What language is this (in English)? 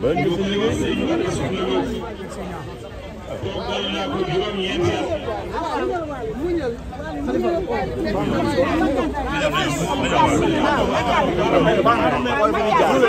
Arabic